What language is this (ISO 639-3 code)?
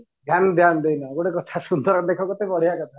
ori